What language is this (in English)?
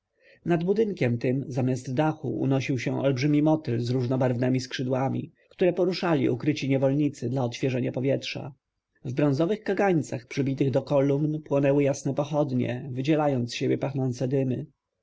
Polish